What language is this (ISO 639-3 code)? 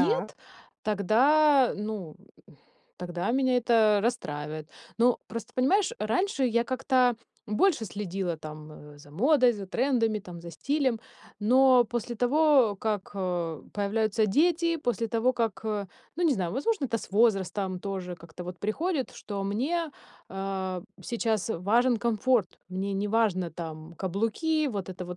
rus